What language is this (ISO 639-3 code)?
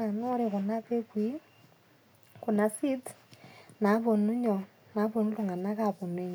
mas